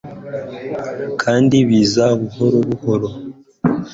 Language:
Kinyarwanda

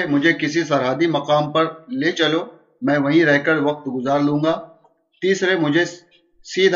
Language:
Urdu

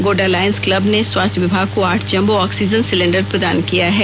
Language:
Hindi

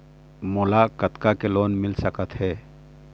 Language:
Chhattisgarhi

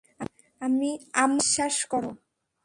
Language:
Bangla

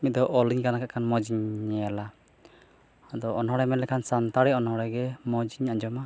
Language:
Santali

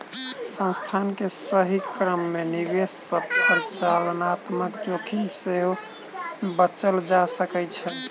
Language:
Maithili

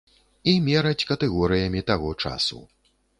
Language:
Belarusian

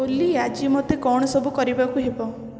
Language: Odia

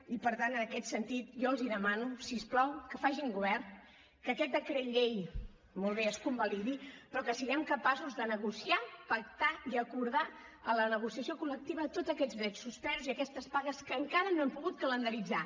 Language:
Catalan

